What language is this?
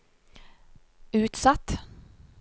Norwegian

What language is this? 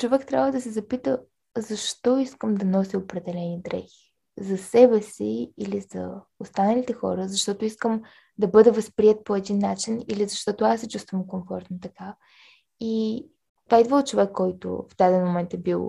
Bulgarian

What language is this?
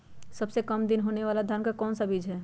Magahi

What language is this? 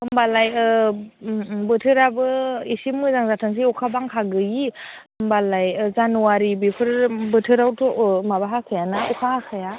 Bodo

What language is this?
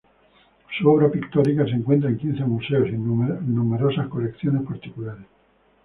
Spanish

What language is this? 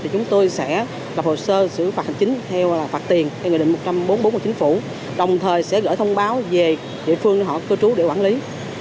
Vietnamese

